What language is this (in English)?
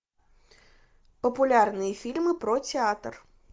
Russian